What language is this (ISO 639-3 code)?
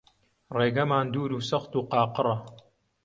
ckb